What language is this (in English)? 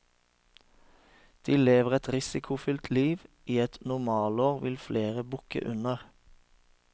Norwegian